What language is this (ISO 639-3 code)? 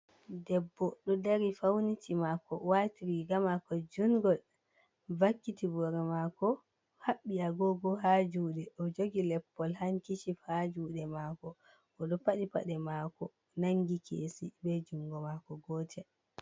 ful